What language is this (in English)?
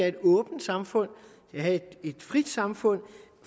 Danish